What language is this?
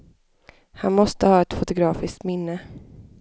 Swedish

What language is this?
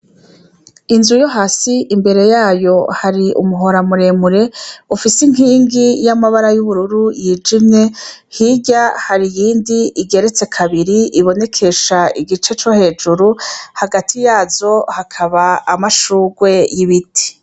Rundi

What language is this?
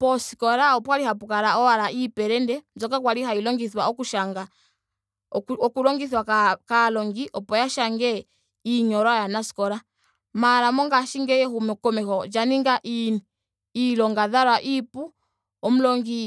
Ndonga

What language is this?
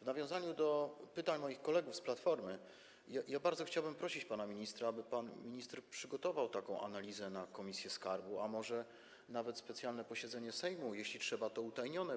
Polish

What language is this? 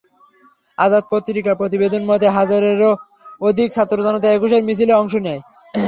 Bangla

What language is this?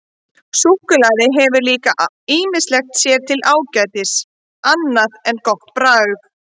Icelandic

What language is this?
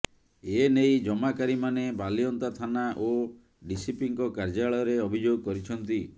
Odia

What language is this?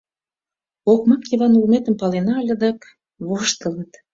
Mari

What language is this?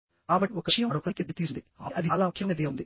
Telugu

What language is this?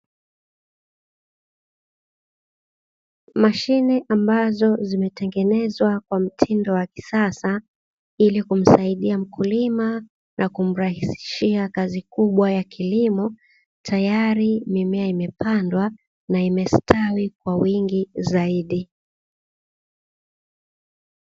Swahili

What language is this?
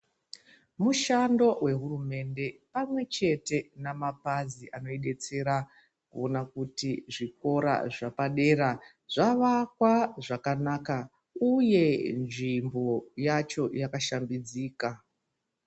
Ndau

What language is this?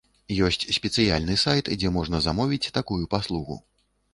Belarusian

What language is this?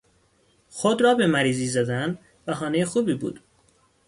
Persian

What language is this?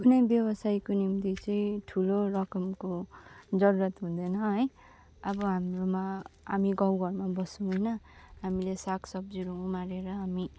Nepali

